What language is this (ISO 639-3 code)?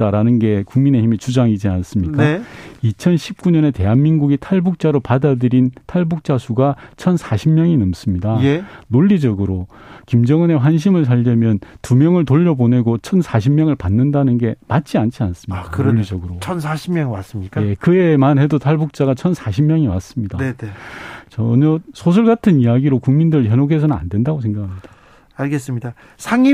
kor